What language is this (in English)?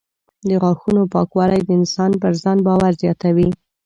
Pashto